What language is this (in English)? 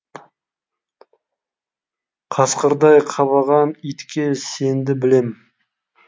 Kazakh